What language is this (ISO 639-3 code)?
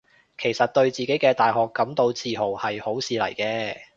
yue